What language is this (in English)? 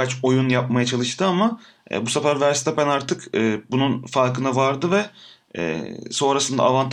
Turkish